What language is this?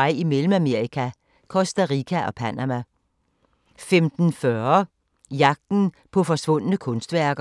Danish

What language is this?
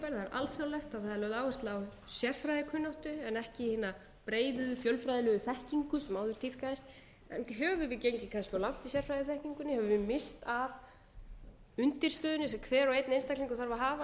Icelandic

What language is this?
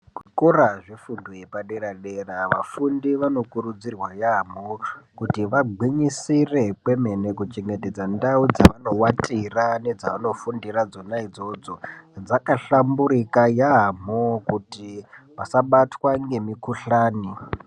Ndau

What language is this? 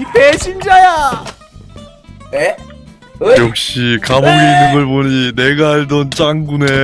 Korean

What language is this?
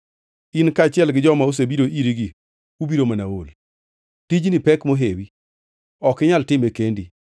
Luo (Kenya and Tanzania)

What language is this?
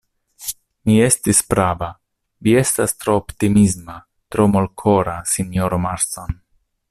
Esperanto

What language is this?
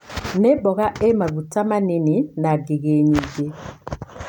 Kikuyu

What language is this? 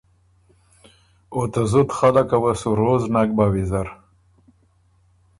Ormuri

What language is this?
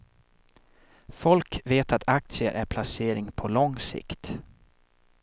Swedish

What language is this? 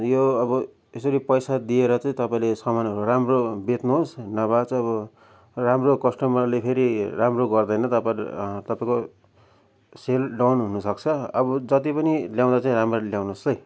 Nepali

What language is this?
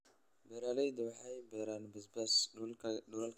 Somali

